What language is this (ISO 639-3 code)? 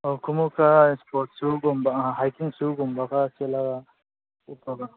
mni